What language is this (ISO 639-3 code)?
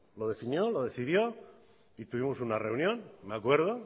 spa